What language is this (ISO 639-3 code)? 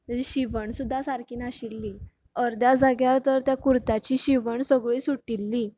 kok